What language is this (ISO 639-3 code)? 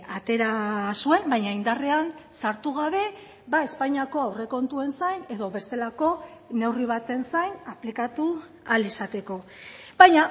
eus